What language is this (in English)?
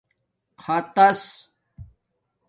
Domaaki